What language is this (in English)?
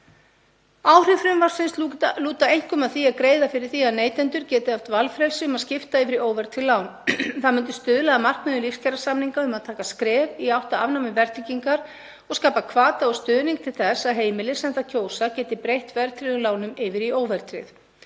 Icelandic